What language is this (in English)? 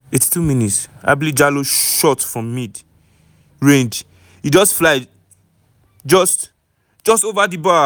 Nigerian Pidgin